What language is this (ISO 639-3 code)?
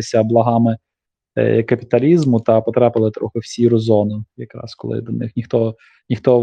ukr